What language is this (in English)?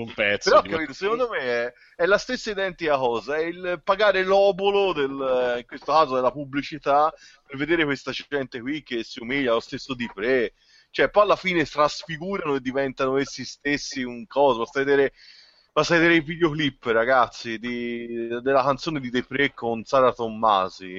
Italian